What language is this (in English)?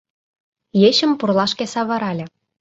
Mari